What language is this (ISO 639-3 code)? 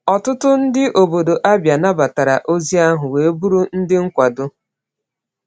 ibo